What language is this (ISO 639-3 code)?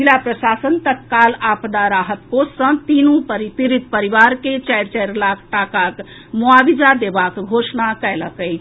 mai